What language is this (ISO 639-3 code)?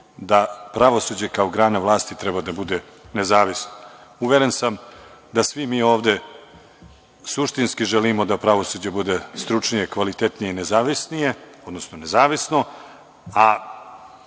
srp